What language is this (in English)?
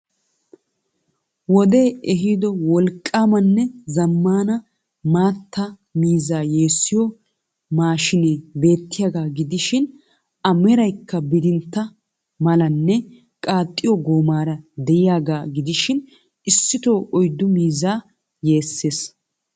Wolaytta